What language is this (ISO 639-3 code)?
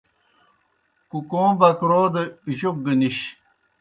plk